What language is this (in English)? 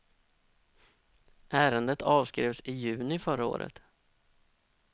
Swedish